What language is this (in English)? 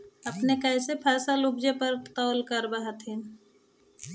Magahi